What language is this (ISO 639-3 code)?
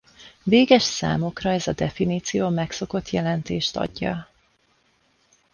hun